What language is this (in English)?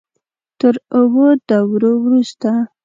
Pashto